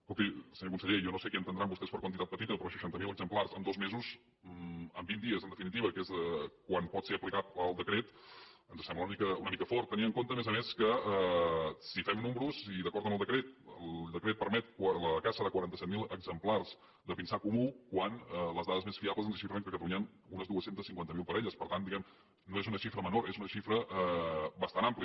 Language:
Catalan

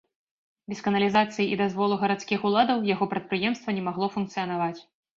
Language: Belarusian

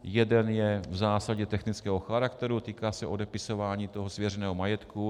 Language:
Czech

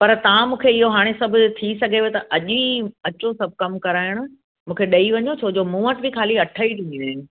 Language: Sindhi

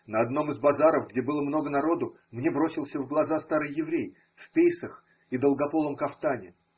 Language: Russian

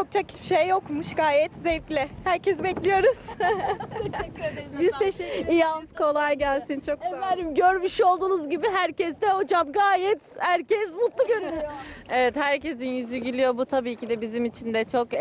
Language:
Turkish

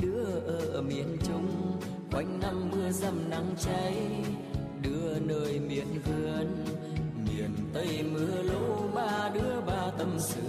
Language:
Vietnamese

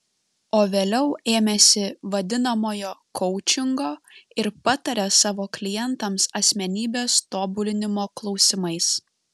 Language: Lithuanian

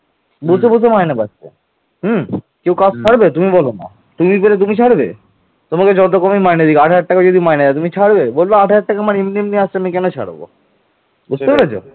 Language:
Bangla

